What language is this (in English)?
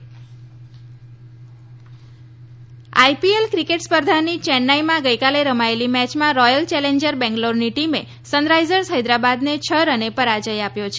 Gujarati